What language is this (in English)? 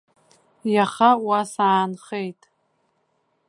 Abkhazian